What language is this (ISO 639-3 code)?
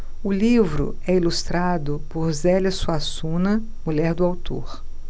por